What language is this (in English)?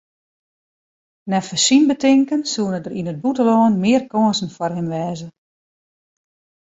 Western Frisian